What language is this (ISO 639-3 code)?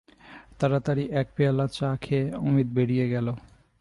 ben